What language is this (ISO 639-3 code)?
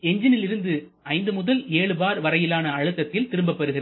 tam